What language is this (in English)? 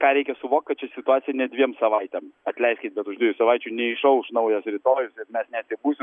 Lithuanian